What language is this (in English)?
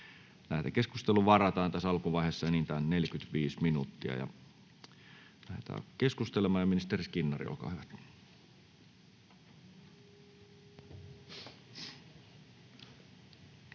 Finnish